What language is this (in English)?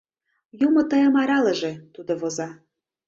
Mari